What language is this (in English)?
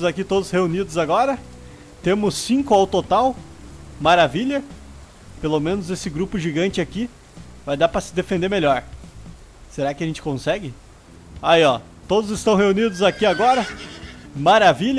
Portuguese